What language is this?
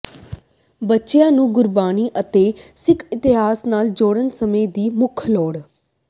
Punjabi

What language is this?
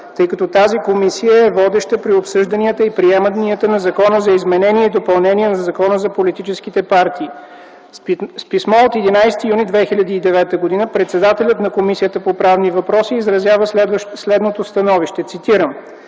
Bulgarian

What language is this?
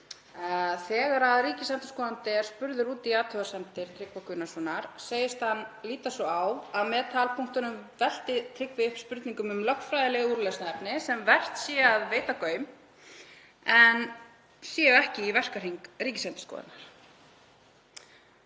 Icelandic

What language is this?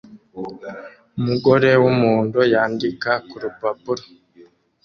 Kinyarwanda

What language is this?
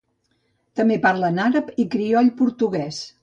Catalan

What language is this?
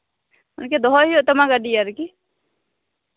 Santali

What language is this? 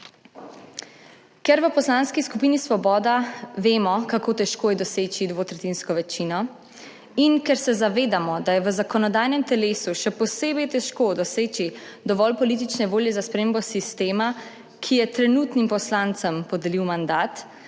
Slovenian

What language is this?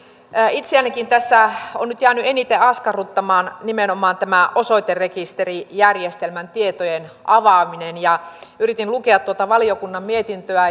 Finnish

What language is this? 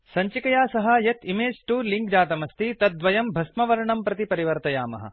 Sanskrit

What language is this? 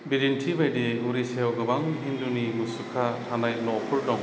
Bodo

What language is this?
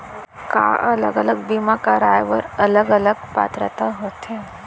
Chhattisgarhi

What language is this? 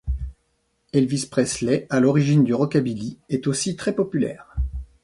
French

